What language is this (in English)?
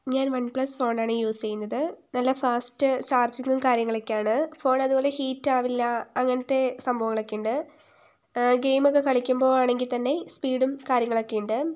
Malayalam